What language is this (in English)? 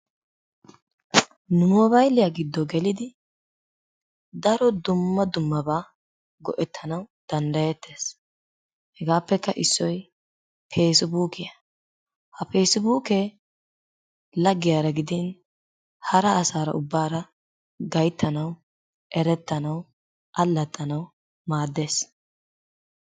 Wolaytta